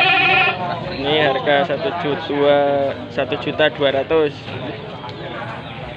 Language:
Indonesian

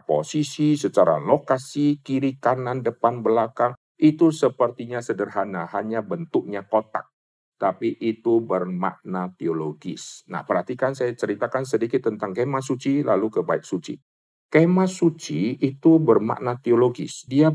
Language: Indonesian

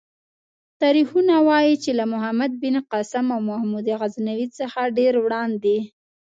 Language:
Pashto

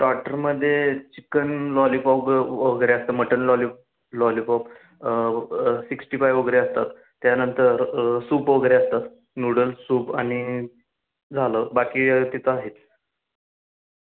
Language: Marathi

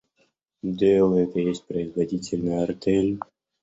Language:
Russian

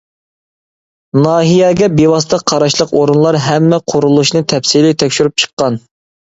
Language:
Uyghur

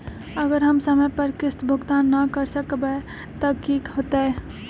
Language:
Magahi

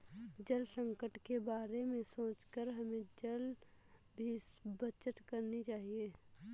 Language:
Hindi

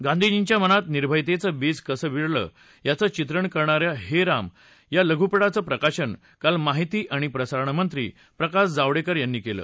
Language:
Marathi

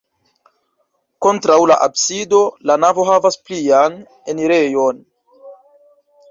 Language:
Esperanto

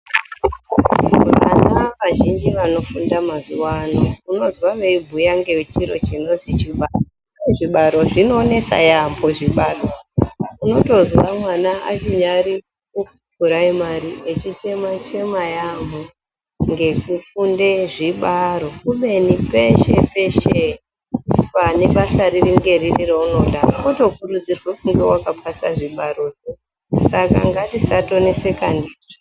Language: Ndau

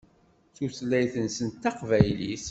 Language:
Kabyle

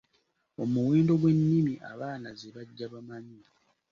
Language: Ganda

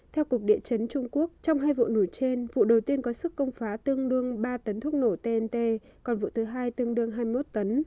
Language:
Vietnamese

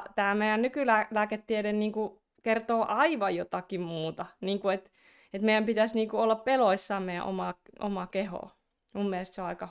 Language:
Finnish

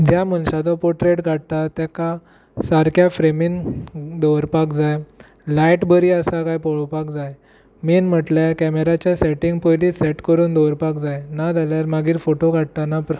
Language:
Konkani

